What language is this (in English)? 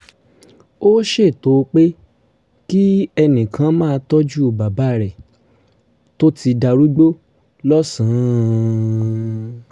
Yoruba